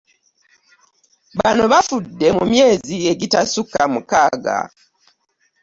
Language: Ganda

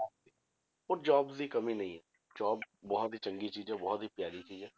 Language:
Punjabi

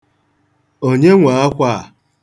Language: Igbo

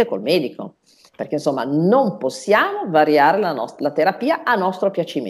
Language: Italian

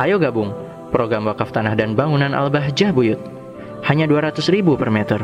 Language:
Indonesian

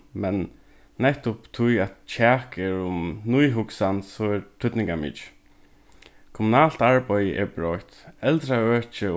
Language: Faroese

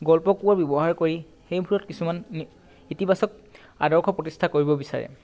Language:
Assamese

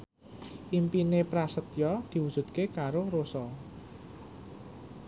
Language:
Javanese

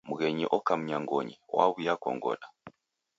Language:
Taita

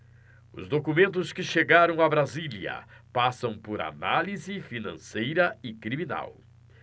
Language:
Portuguese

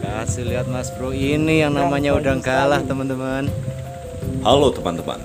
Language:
Indonesian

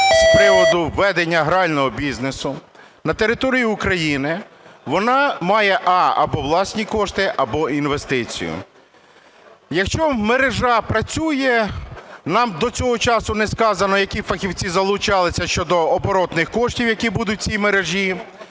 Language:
Ukrainian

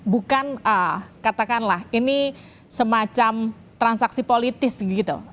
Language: Indonesian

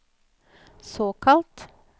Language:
Norwegian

